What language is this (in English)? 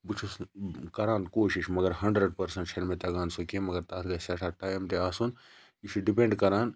Kashmiri